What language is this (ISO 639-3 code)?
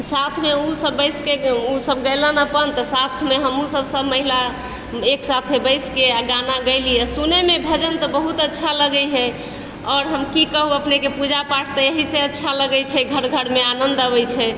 mai